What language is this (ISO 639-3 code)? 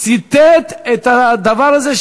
heb